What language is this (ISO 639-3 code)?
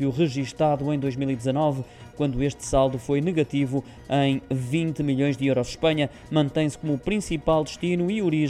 por